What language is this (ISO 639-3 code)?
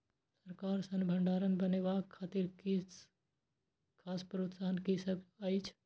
mai